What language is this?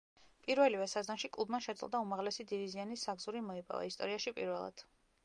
Georgian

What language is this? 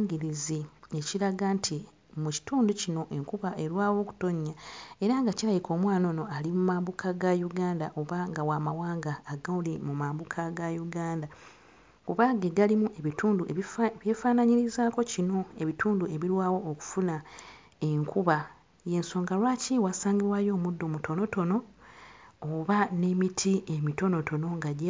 Ganda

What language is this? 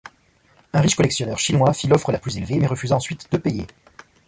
French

